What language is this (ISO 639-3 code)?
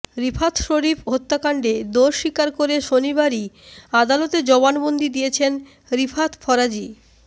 ben